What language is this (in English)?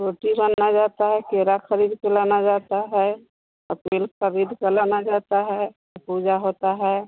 Hindi